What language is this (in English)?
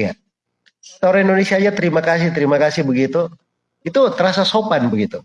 Indonesian